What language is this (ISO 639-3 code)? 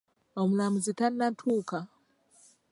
lug